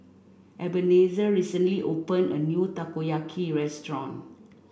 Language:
English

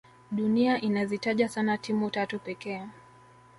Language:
Swahili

